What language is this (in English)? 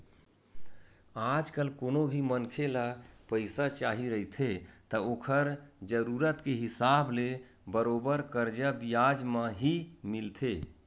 Chhattisgarhi